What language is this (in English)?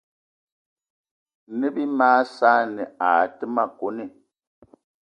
Eton (Cameroon)